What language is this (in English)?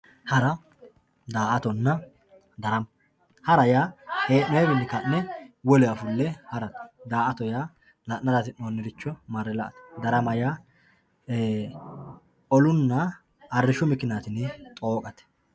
Sidamo